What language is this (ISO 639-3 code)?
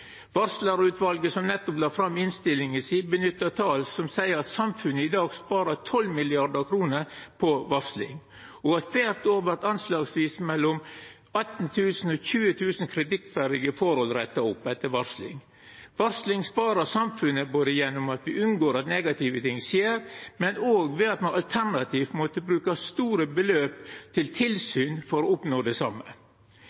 nno